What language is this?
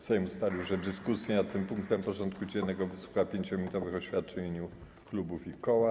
Polish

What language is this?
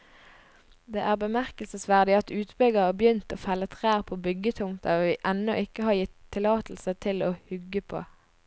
Norwegian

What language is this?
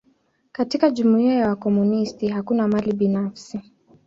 Swahili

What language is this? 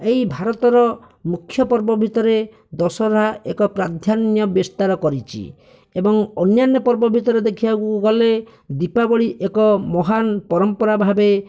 Odia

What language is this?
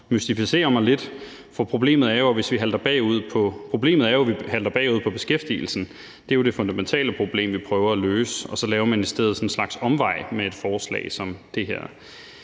Danish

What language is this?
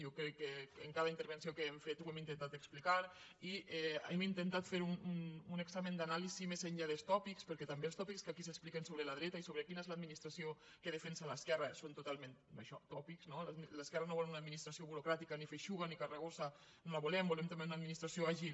Catalan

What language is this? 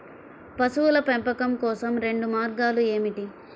Telugu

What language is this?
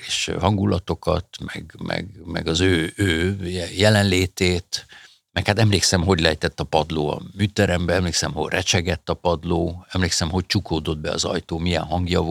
Hungarian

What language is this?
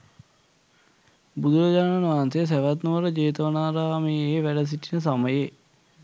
Sinhala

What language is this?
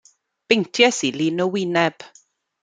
Welsh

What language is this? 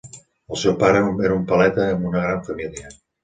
Catalan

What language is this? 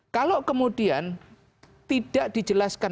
Indonesian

